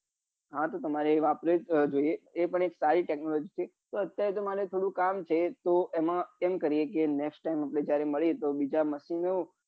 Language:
Gujarati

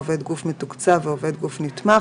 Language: Hebrew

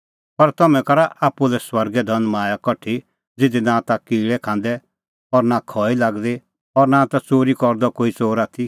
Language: Kullu Pahari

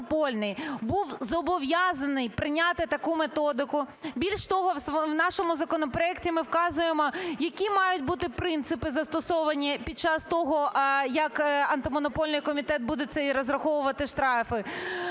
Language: Ukrainian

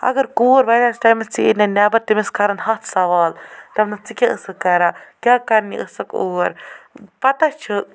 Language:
Kashmiri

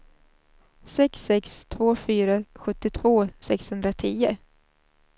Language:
Swedish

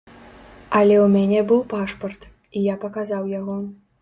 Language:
Belarusian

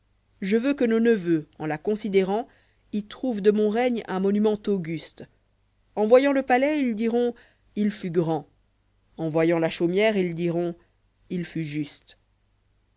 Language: French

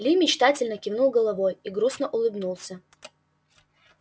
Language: Russian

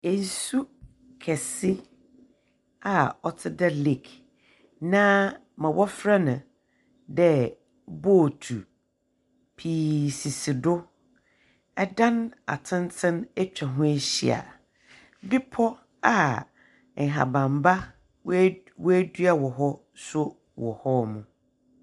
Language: Akan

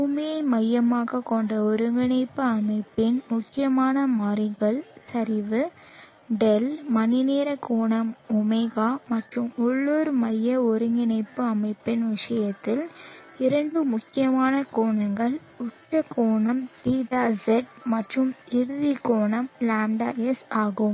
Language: Tamil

